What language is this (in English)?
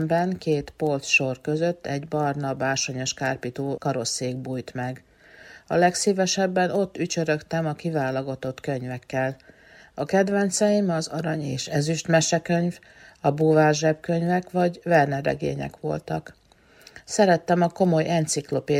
Hungarian